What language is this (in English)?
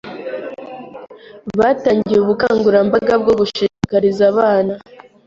Kinyarwanda